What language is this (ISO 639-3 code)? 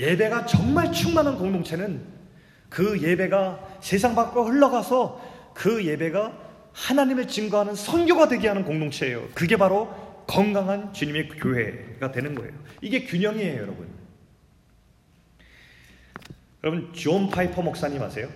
kor